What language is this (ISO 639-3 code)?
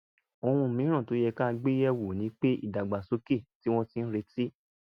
yor